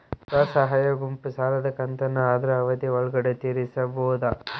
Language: Kannada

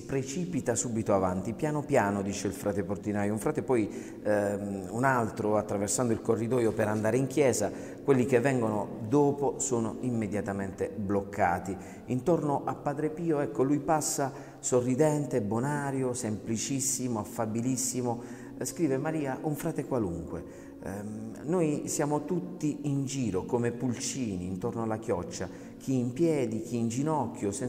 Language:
Italian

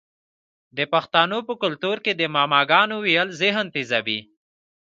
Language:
Pashto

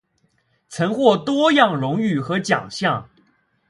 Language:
Chinese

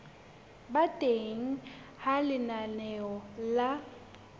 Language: Southern Sotho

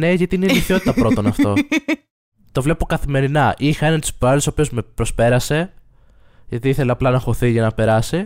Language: Greek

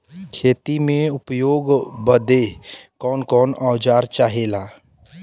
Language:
Bhojpuri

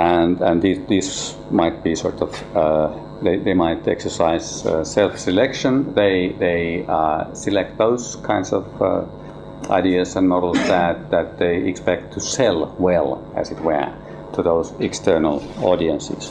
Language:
English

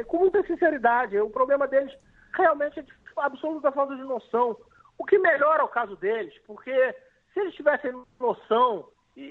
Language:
Portuguese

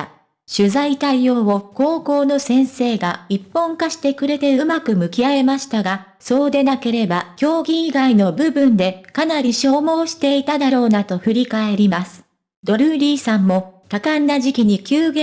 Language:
Japanese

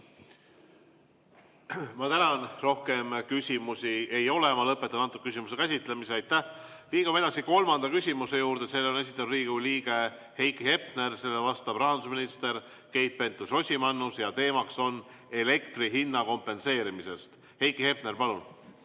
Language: Estonian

